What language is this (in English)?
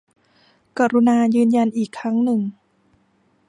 Thai